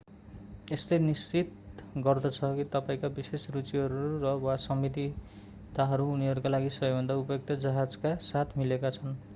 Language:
Nepali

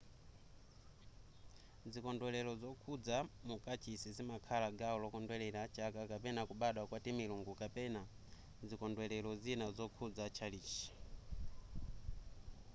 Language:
Nyanja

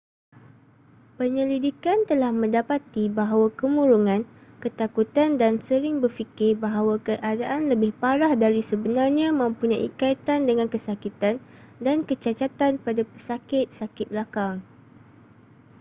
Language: Malay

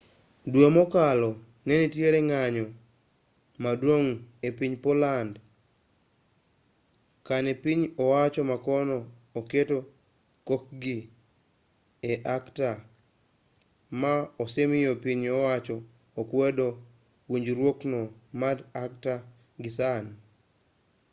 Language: Luo (Kenya and Tanzania)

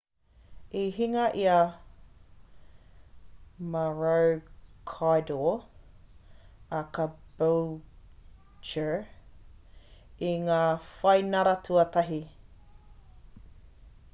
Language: Māori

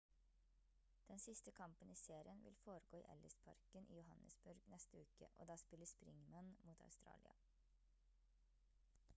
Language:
Norwegian Bokmål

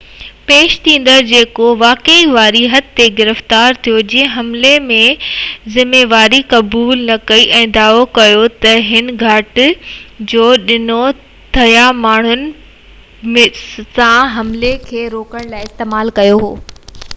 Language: Sindhi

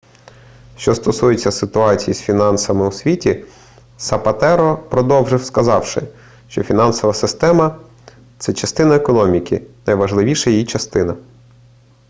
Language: Ukrainian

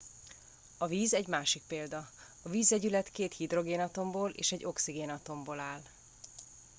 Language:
Hungarian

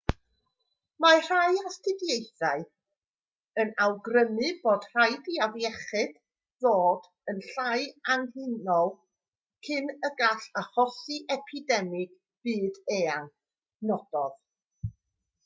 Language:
Welsh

